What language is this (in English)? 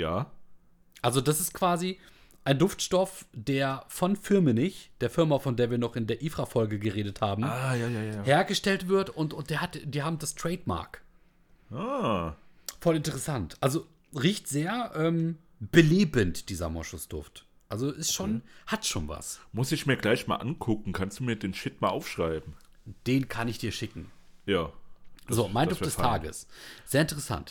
German